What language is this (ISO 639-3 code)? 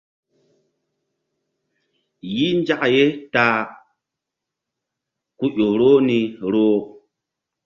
mdd